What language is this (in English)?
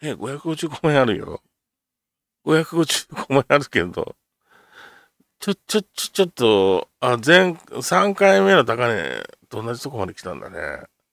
Japanese